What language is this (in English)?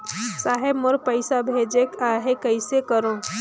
Chhattisgarhi